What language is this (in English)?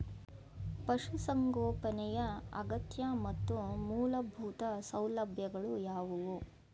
Kannada